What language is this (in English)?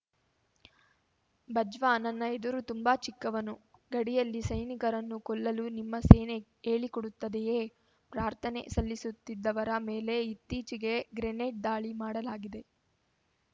Kannada